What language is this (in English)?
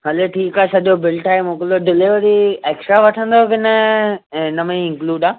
Sindhi